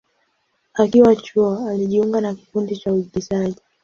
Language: Swahili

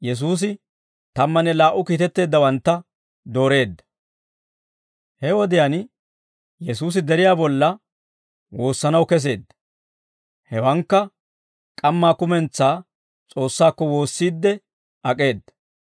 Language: Dawro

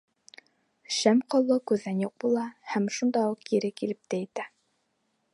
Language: Bashkir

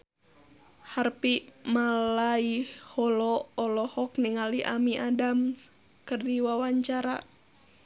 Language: Sundanese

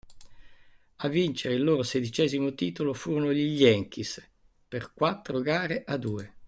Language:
Italian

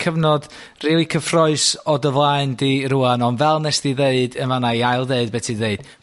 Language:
Welsh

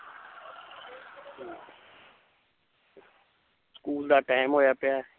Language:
Punjabi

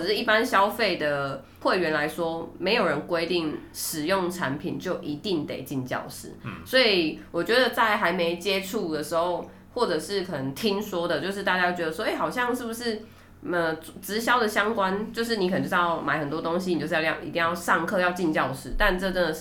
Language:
Chinese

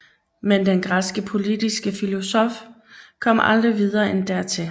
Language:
Danish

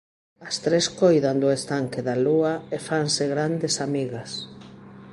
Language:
Galician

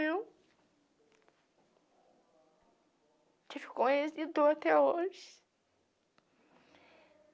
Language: Portuguese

